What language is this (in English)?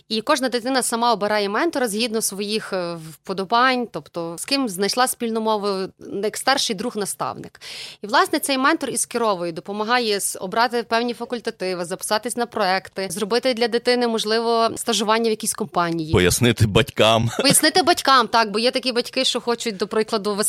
Ukrainian